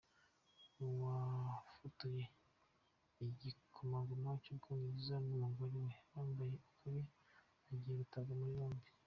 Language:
Kinyarwanda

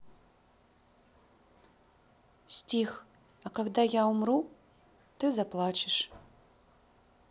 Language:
Russian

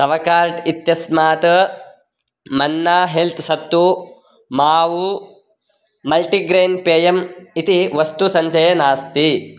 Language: Sanskrit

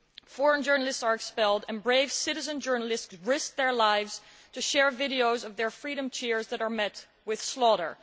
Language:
English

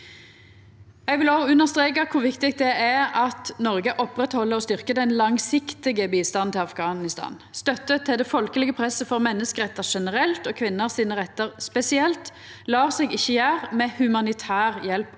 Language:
Norwegian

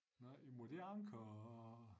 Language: Danish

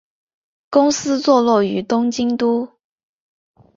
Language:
Chinese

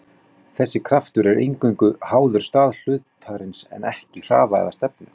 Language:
Icelandic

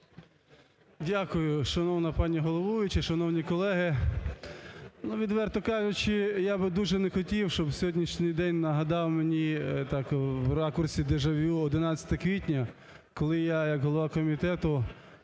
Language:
Ukrainian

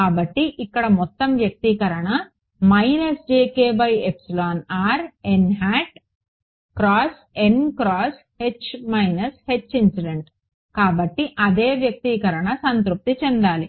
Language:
Telugu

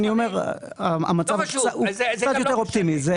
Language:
Hebrew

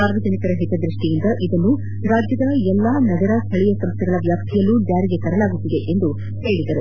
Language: Kannada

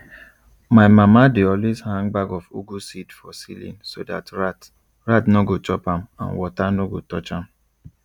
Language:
Nigerian Pidgin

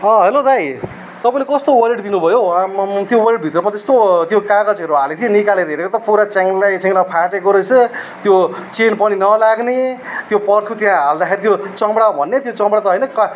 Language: Nepali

